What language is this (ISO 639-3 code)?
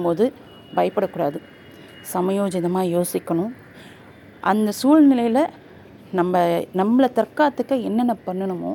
tam